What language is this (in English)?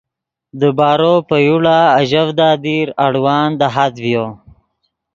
Yidgha